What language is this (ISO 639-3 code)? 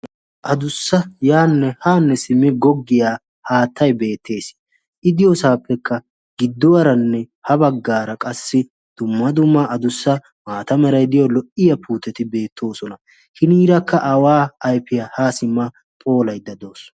wal